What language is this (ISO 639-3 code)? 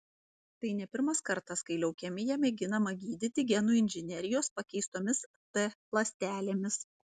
lit